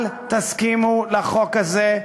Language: Hebrew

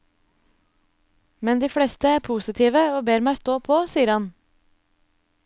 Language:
Norwegian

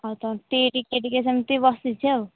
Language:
Odia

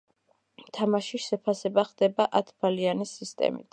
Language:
Georgian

